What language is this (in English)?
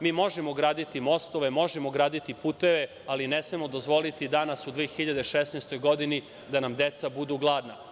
Serbian